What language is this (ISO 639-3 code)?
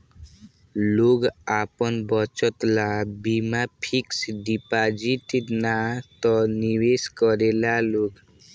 bho